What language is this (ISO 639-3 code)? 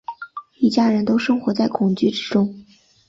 zho